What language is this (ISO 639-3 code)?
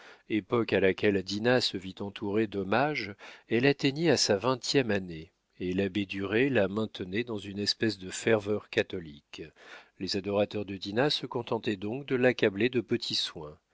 fra